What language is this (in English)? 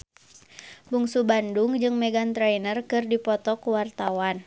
Sundanese